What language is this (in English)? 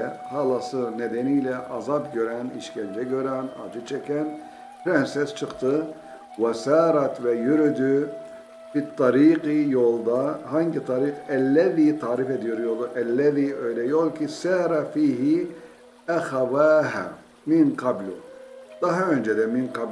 Turkish